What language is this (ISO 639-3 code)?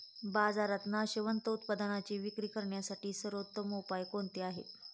mar